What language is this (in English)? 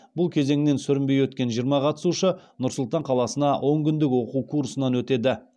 Kazakh